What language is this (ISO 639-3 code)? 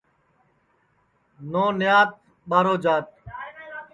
ssi